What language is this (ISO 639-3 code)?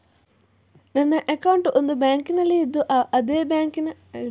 kan